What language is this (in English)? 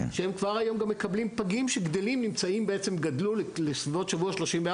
Hebrew